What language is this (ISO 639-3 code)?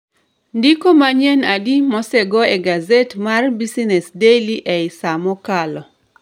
luo